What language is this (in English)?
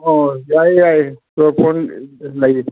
Manipuri